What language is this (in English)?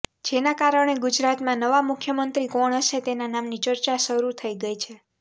Gujarati